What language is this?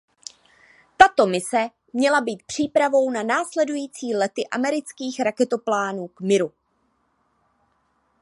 Czech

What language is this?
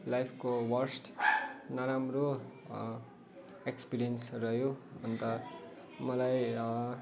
Nepali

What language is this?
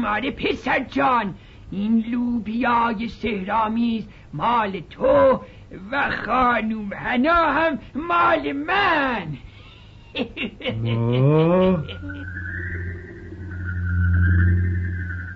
Persian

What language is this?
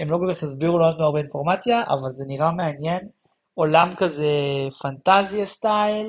Hebrew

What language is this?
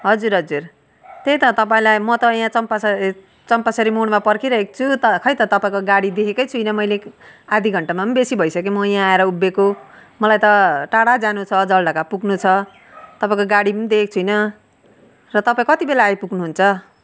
Nepali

